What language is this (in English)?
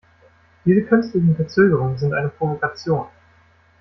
German